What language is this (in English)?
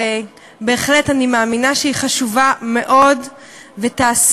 Hebrew